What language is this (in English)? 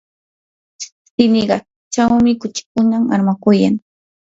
Yanahuanca Pasco Quechua